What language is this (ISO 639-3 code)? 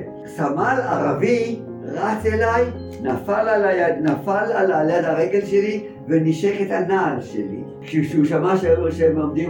heb